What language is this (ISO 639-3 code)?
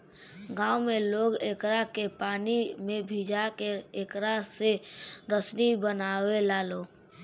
bho